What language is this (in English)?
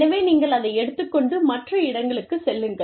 Tamil